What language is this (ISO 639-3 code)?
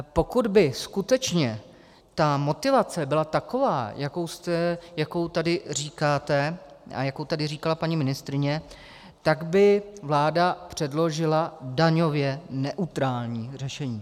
ces